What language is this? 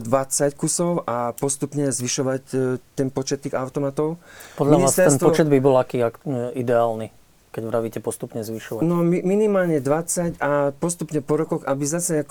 Slovak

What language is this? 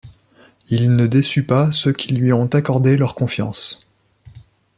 French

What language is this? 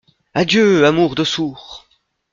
French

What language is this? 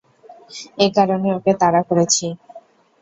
Bangla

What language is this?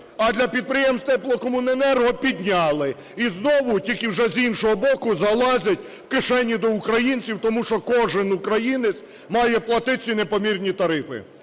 Ukrainian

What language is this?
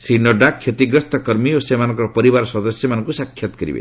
Odia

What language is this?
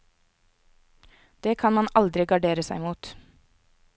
Norwegian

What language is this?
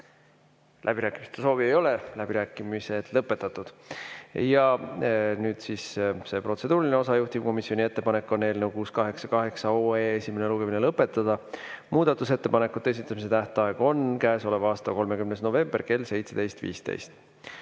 Estonian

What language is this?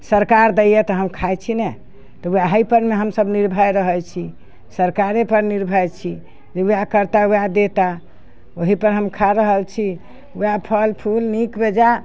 Maithili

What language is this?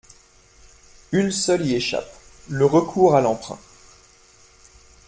French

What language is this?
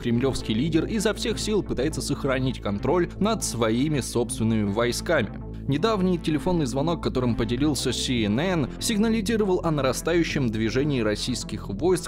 Russian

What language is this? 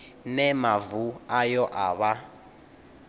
Venda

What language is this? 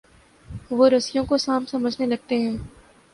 Urdu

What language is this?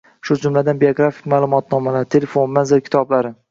Uzbek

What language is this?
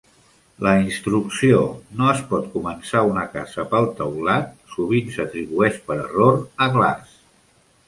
Catalan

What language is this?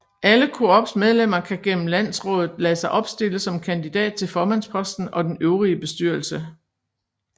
Danish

